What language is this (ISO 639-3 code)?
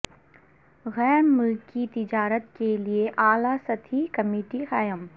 urd